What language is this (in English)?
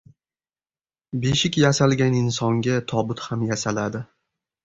Uzbek